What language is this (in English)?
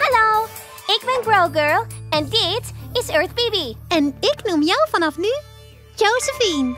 Dutch